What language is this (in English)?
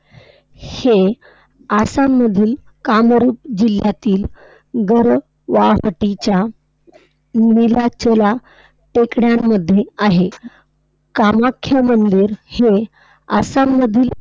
Marathi